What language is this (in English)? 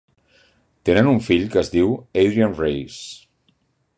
Catalan